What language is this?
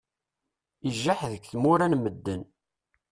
Kabyle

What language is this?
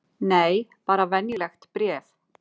Icelandic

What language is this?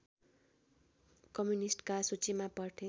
Nepali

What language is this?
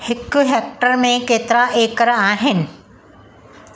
Sindhi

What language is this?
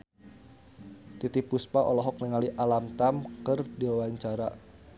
Sundanese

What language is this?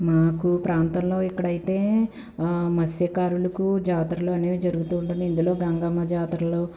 Telugu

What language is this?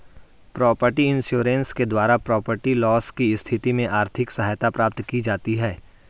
Hindi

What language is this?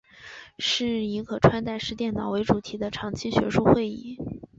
Chinese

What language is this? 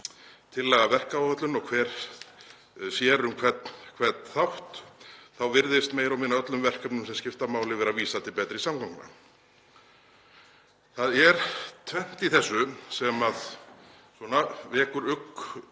Icelandic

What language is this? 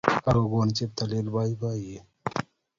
Kalenjin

